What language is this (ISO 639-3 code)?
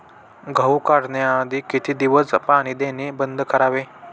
mar